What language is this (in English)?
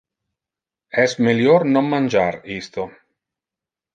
Interlingua